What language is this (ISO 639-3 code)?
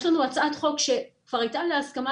heb